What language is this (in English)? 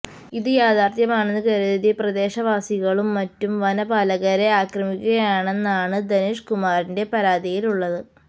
Malayalam